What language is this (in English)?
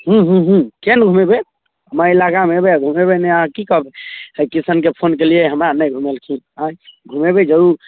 Maithili